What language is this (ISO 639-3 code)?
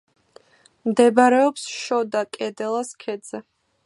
kat